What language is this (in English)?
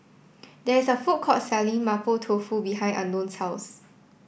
English